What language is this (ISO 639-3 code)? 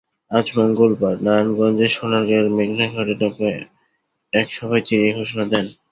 ben